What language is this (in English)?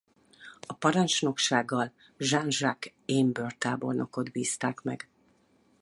Hungarian